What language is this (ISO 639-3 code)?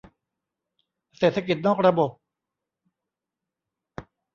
tha